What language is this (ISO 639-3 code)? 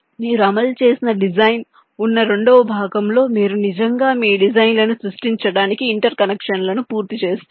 tel